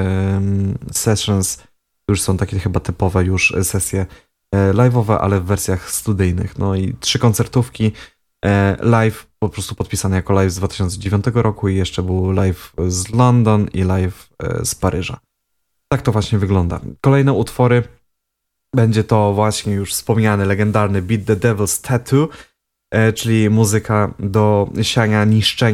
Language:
Polish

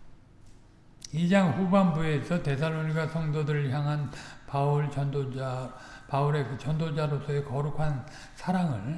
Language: Korean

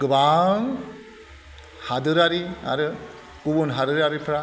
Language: Bodo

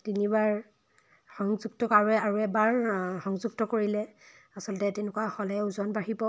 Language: Assamese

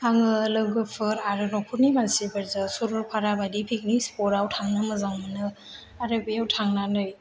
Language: Bodo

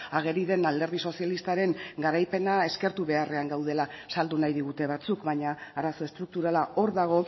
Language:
Basque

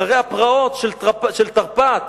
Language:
Hebrew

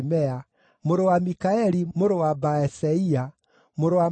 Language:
Kikuyu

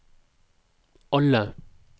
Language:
Norwegian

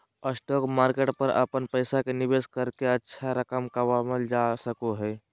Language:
Magahi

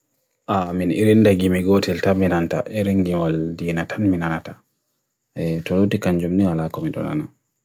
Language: Bagirmi Fulfulde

